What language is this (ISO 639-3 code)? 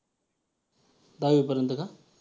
mar